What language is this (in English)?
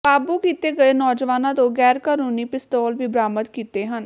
Punjabi